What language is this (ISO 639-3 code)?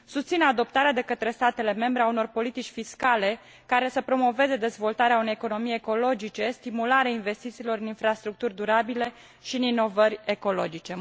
ron